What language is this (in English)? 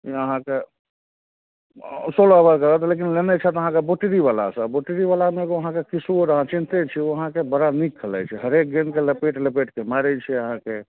Maithili